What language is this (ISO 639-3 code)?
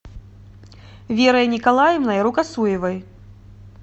rus